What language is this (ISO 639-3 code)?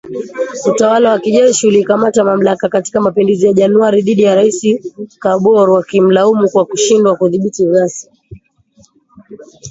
swa